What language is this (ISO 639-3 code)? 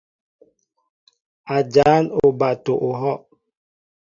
mbo